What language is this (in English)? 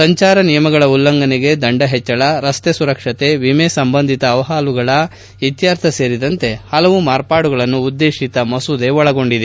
Kannada